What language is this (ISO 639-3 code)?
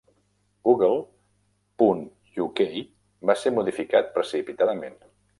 cat